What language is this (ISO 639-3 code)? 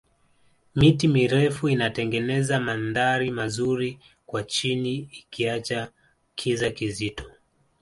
swa